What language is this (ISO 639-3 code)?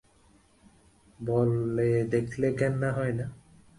ben